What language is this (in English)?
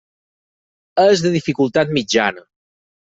Catalan